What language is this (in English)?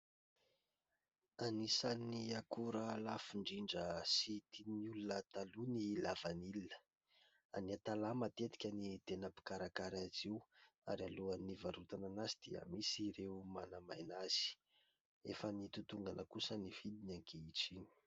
Malagasy